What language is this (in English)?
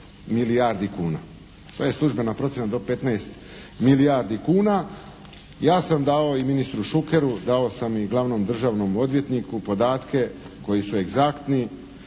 Croatian